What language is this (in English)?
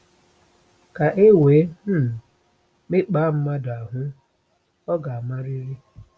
Igbo